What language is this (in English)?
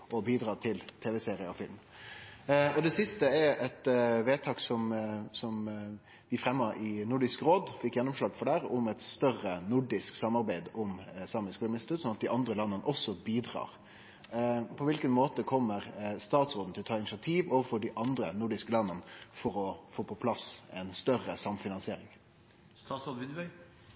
Norwegian Nynorsk